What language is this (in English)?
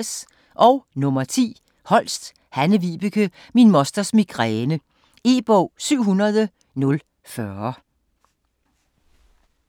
Danish